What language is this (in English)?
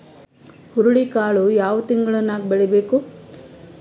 Kannada